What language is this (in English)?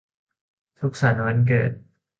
Thai